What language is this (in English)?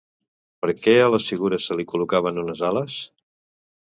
Catalan